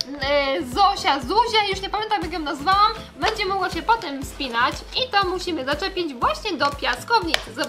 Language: Polish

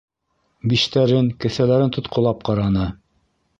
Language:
Bashkir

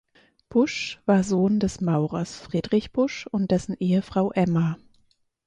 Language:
German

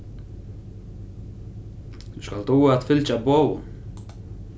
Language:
Faroese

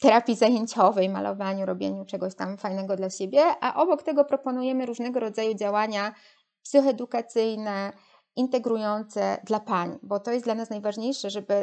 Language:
Polish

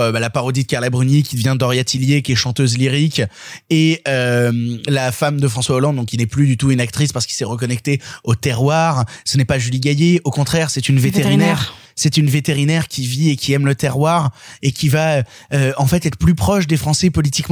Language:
French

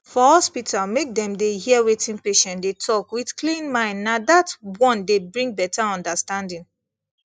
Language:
Nigerian Pidgin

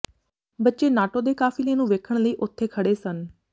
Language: Punjabi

